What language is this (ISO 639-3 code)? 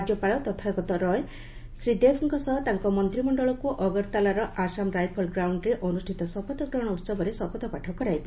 ori